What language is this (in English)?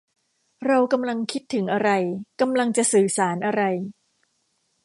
Thai